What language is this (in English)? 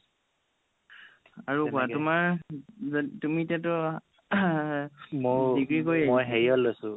Assamese